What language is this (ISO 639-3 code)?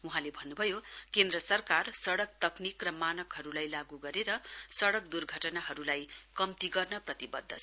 nep